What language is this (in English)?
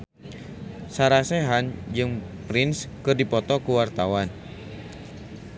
Sundanese